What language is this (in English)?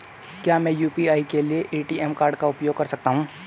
Hindi